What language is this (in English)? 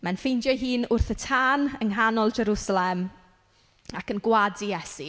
Welsh